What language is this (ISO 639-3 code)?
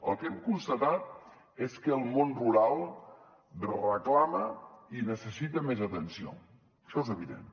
cat